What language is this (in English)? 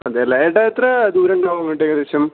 Malayalam